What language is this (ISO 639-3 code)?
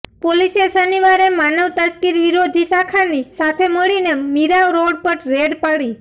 guj